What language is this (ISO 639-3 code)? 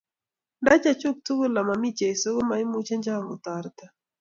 kln